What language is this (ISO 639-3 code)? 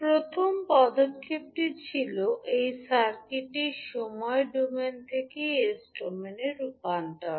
ben